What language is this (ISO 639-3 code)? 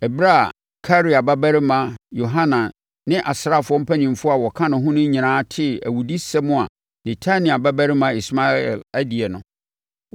aka